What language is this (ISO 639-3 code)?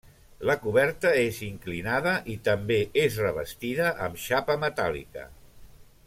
cat